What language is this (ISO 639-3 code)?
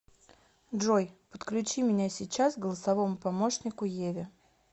rus